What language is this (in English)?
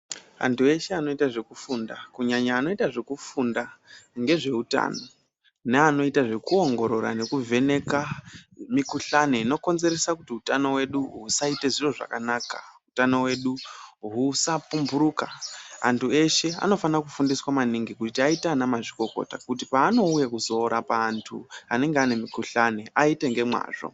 Ndau